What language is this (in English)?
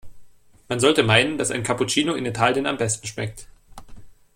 German